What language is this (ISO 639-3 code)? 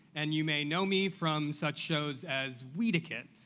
eng